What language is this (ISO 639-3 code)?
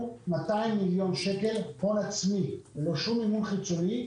heb